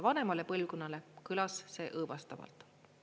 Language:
Estonian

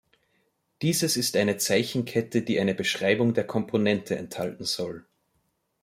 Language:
German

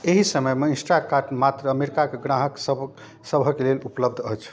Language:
Maithili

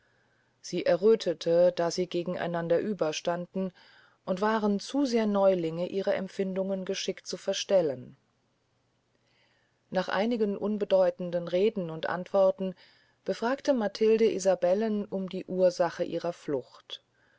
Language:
German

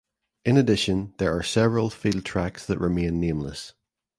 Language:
English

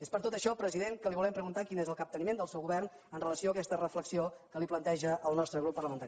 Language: Catalan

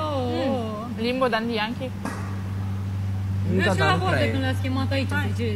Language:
Romanian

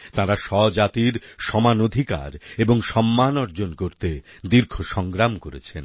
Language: Bangla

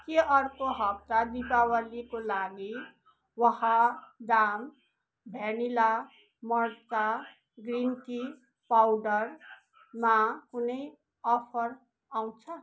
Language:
Nepali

